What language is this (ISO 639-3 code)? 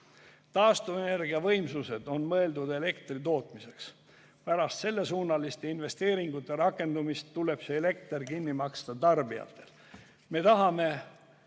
est